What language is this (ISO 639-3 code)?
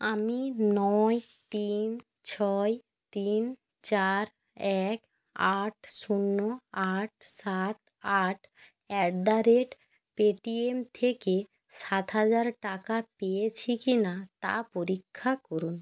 ben